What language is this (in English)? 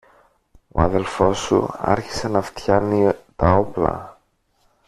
Greek